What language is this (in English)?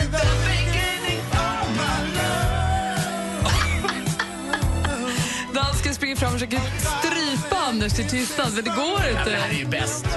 Swedish